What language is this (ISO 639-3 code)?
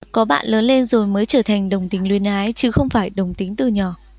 vie